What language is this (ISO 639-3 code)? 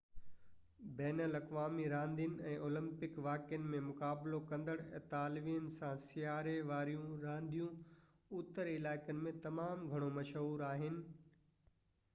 snd